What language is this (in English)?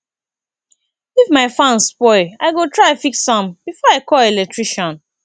Nigerian Pidgin